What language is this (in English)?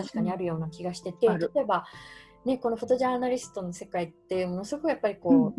Japanese